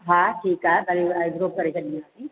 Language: Sindhi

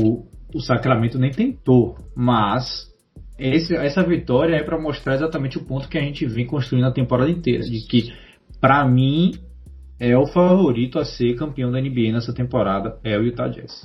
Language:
Portuguese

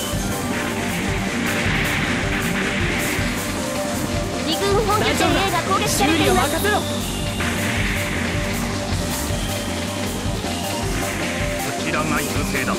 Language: Japanese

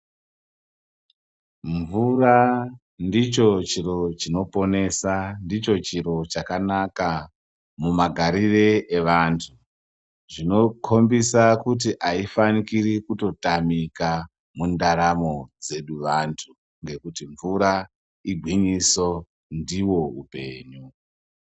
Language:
Ndau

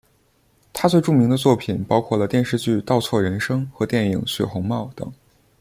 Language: Chinese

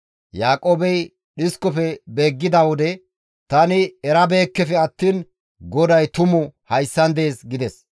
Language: Gamo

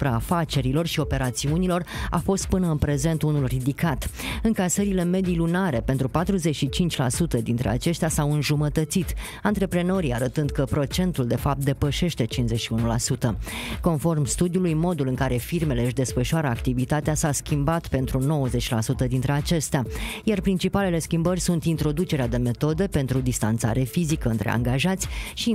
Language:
Romanian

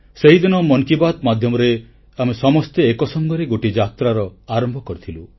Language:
Odia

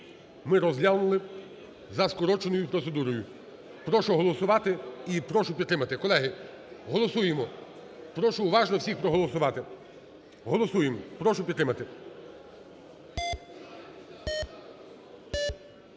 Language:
Ukrainian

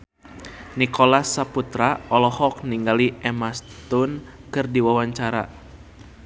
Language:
Sundanese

